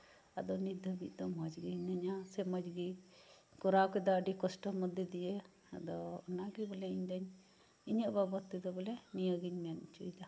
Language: Santali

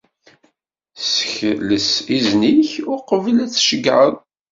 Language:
Kabyle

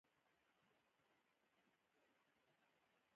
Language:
Pashto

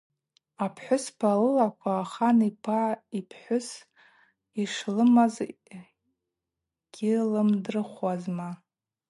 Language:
Abaza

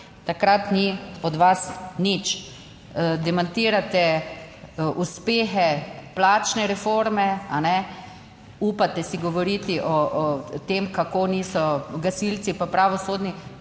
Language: Slovenian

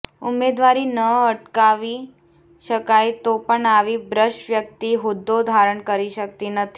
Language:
Gujarati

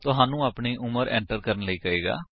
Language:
Punjabi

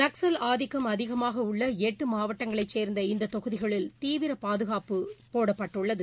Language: Tamil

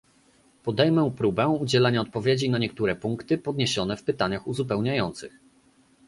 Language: Polish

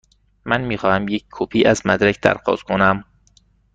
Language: Persian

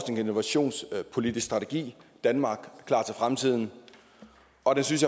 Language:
Danish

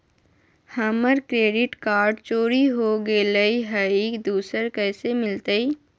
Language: Magahi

